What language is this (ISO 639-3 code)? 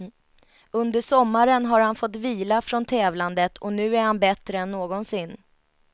swe